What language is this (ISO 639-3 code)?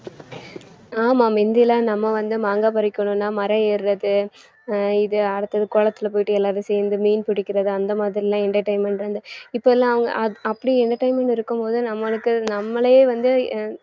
tam